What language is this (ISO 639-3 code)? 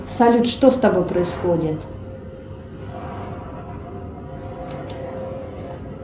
rus